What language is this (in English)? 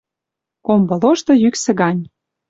Western Mari